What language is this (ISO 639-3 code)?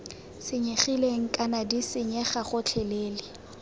tsn